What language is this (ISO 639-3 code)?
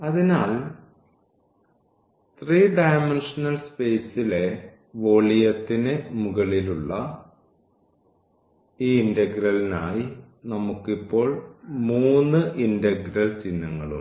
mal